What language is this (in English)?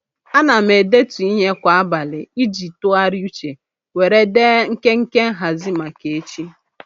Igbo